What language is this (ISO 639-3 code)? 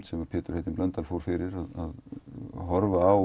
isl